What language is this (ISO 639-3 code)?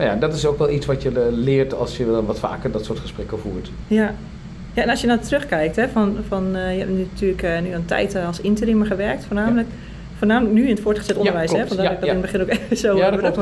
nld